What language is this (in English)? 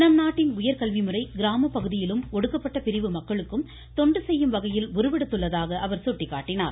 Tamil